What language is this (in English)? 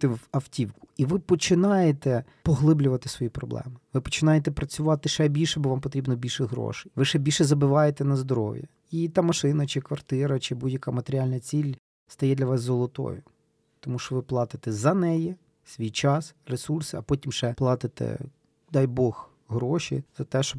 Ukrainian